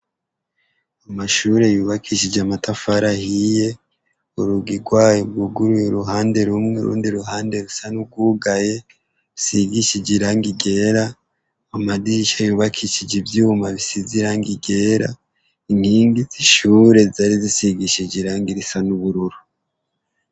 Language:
Rundi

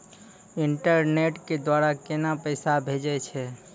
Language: Maithili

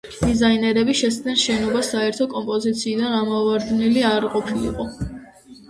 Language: Georgian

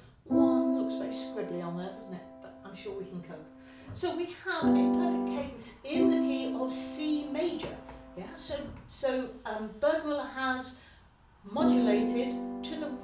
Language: English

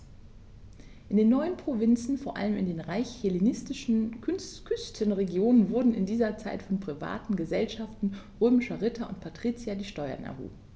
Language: German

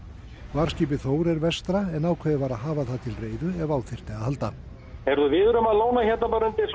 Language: Icelandic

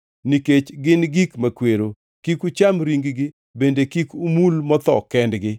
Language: Luo (Kenya and Tanzania)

